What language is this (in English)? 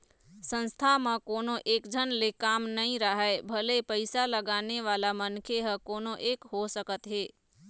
Chhattisgarhi